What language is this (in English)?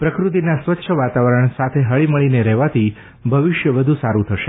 Gujarati